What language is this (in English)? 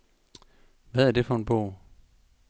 Danish